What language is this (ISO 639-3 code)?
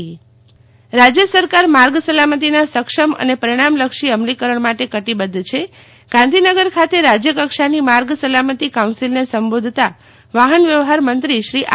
guj